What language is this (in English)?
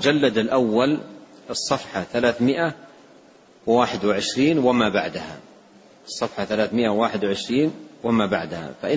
Arabic